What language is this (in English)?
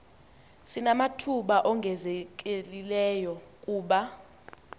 Xhosa